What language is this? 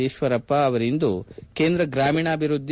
Kannada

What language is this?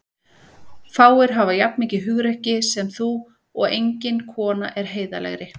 Icelandic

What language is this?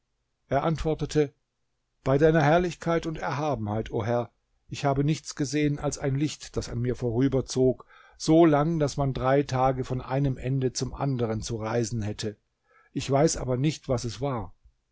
German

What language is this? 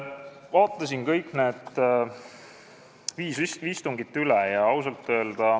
Estonian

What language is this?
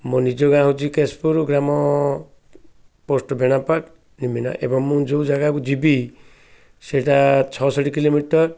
Odia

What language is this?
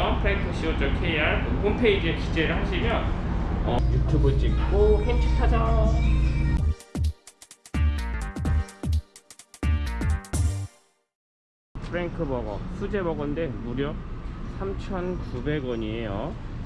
Korean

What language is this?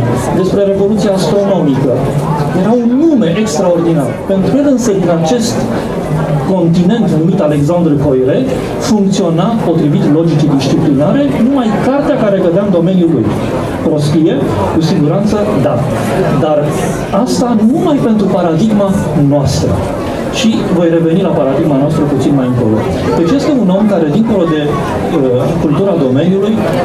Romanian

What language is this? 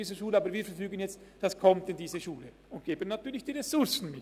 Swiss German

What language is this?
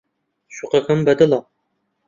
Central Kurdish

